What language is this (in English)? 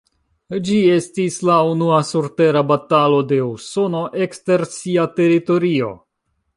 Esperanto